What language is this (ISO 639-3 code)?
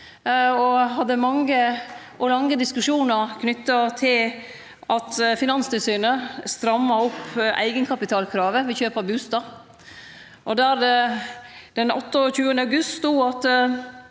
nor